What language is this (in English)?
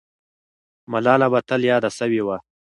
Pashto